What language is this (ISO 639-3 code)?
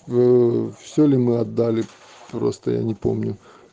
rus